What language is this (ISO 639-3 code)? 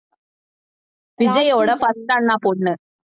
tam